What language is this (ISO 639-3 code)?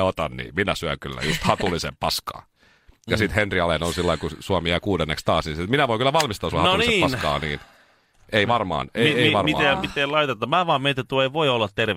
fin